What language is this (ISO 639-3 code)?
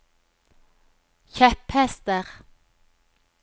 nor